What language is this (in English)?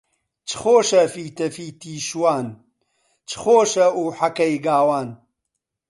Central Kurdish